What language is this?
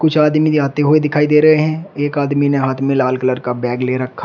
Hindi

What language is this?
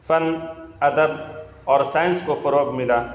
Urdu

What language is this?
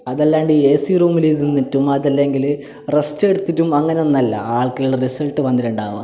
Malayalam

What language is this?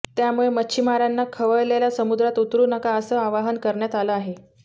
Marathi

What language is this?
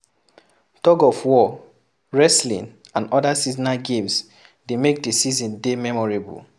Nigerian Pidgin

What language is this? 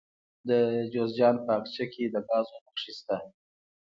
Pashto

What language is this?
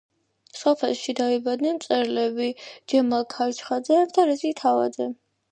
Georgian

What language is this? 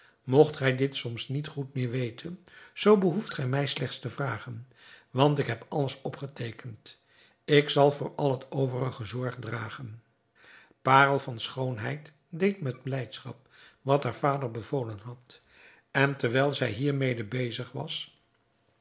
Dutch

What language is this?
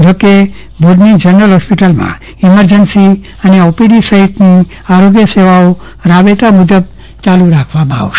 Gujarati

